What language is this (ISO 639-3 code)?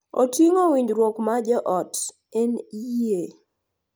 luo